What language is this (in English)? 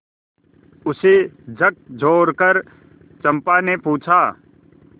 Hindi